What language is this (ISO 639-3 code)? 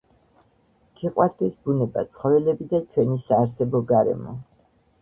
kat